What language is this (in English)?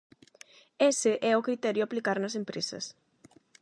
Galician